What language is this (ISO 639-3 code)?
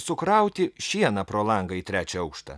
lit